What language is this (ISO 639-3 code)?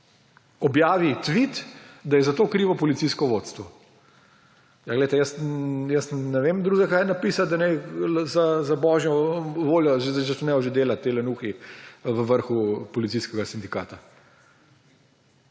slv